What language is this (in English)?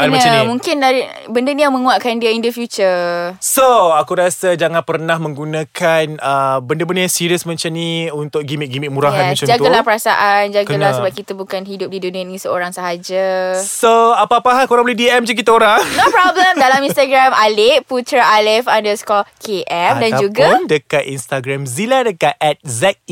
Malay